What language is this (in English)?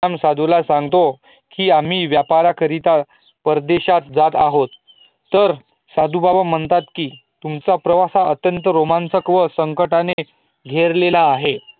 Marathi